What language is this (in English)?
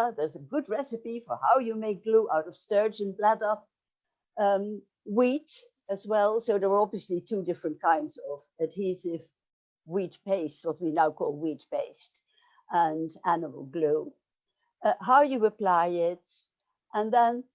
English